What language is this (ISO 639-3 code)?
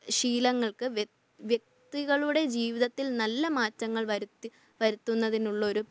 mal